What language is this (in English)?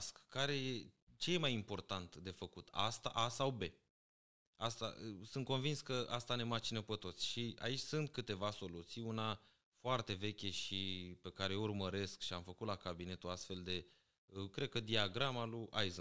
Romanian